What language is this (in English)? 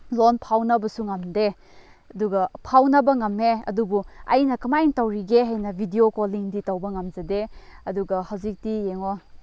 Manipuri